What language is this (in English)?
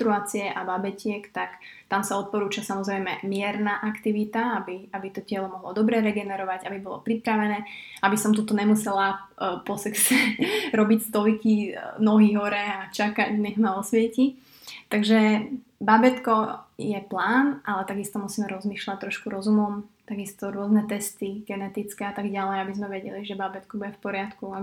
Slovak